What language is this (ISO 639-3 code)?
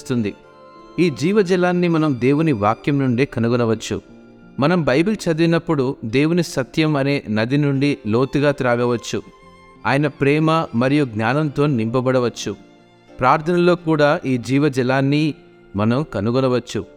tel